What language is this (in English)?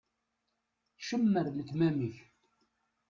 Kabyle